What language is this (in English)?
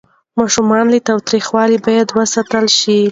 Pashto